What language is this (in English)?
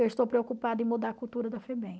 Portuguese